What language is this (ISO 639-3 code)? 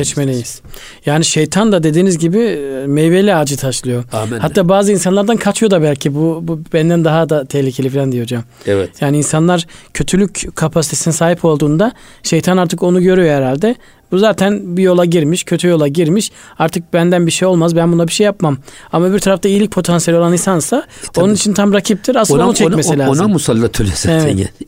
tur